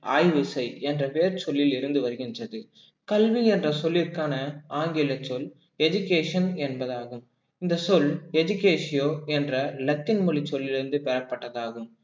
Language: Tamil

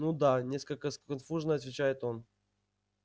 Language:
Russian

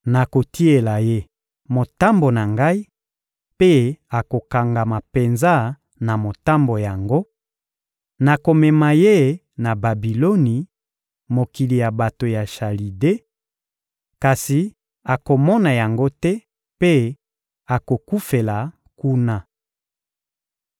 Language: Lingala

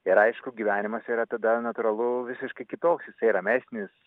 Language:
Lithuanian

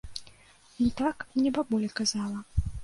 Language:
Belarusian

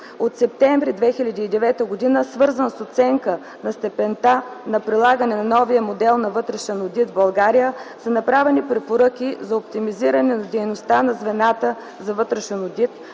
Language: Bulgarian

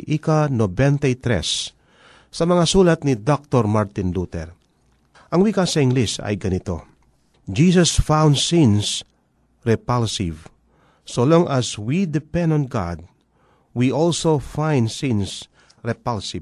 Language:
Filipino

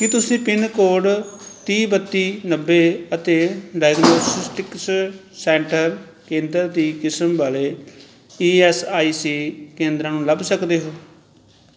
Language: Punjabi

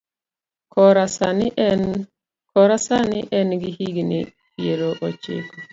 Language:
Luo (Kenya and Tanzania)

